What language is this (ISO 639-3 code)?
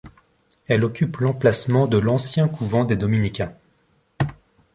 fra